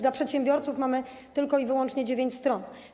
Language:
Polish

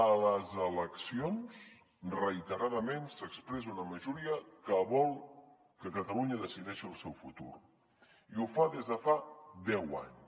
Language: Catalan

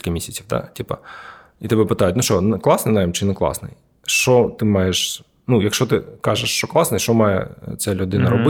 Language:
Ukrainian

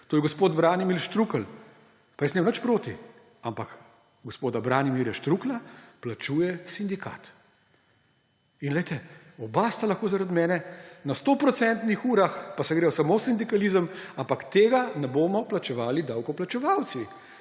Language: Slovenian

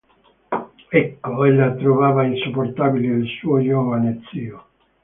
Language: Italian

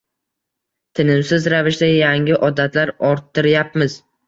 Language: Uzbek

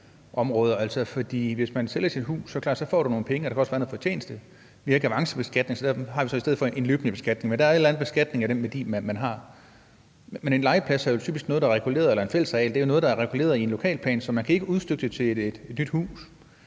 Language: Danish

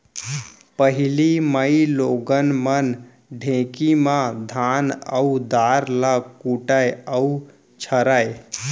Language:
Chhattisgarhi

